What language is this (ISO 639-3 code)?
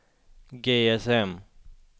swe